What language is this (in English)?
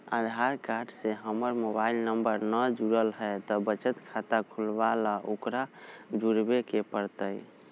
Magahi